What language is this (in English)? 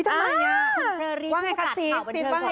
Thai